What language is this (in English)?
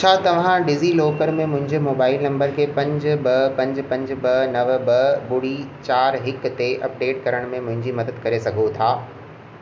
Sindhi